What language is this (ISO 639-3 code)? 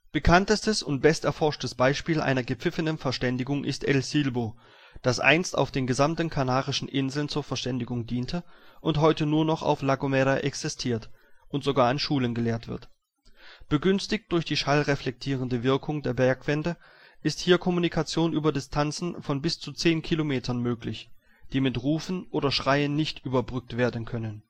deu